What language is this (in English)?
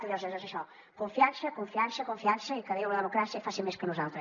Catalan